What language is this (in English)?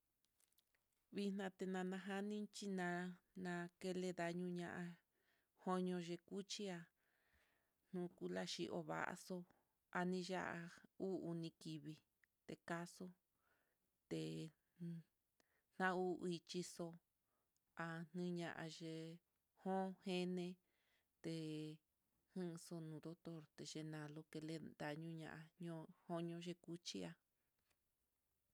Mitlatongo Mixtec